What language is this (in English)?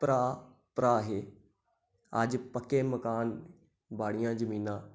Dogri